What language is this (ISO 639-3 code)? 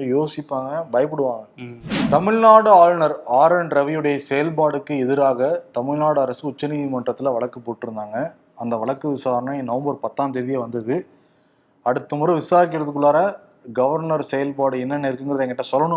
tam